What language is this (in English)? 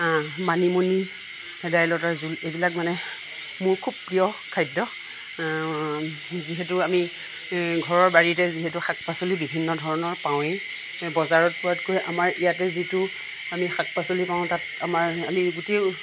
Assamese